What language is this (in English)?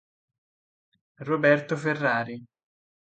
Italian